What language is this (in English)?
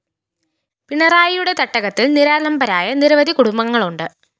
Malayalam